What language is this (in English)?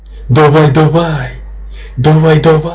Russian